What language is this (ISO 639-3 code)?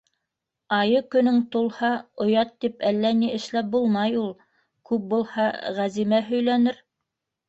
bak